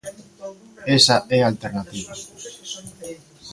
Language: Galician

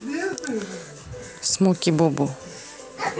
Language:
Russian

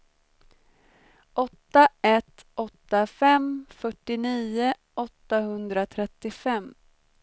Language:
Swedish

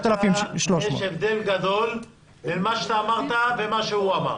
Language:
Hebrew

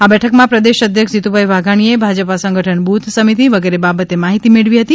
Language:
Gujarati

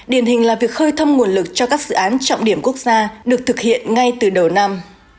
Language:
Vietnamese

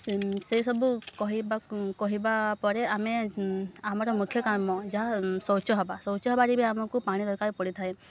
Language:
Odia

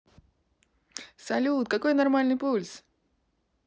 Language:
Russian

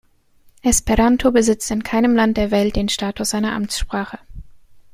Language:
German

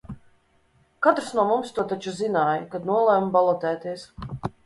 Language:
Latvian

